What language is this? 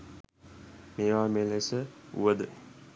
Sinhala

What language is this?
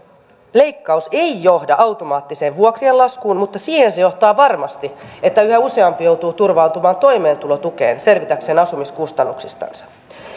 Finnish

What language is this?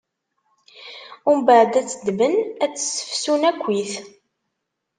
Kabyle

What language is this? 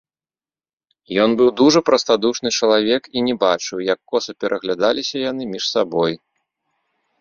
Belarusian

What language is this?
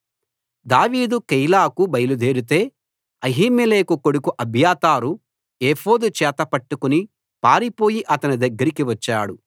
Telugu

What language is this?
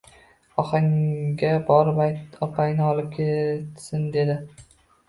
Uzbek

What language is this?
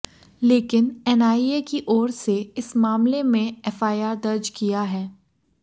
Hindi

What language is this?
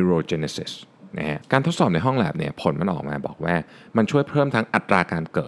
Thai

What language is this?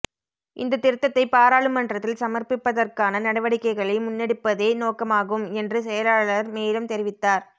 Tamil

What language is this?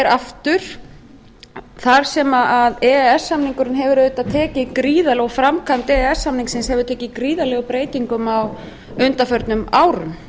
Icelandic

